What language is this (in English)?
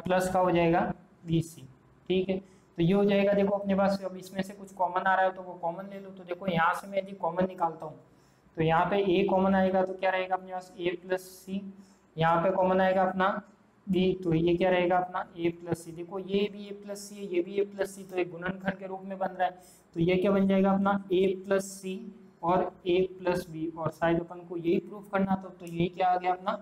Hindi